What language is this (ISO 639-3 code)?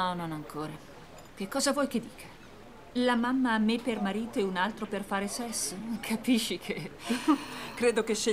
ita